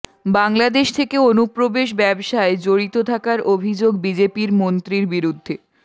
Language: Bangla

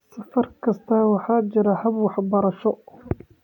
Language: Somali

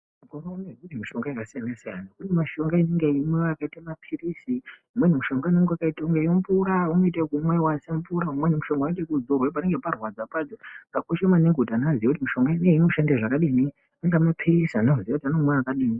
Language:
Ndau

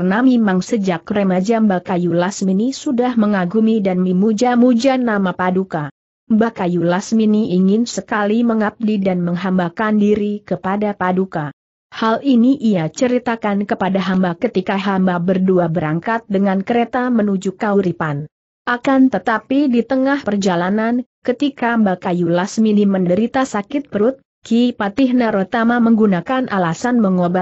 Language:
Indonesian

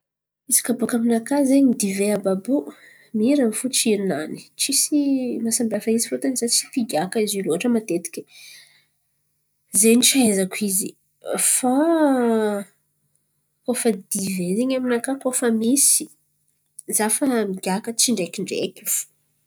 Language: Antankarana Malagasy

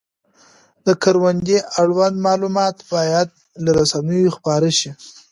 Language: Pashto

